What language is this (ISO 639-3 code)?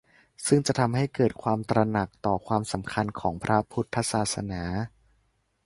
tha